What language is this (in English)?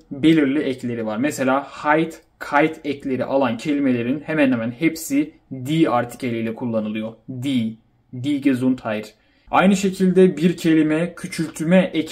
Turkish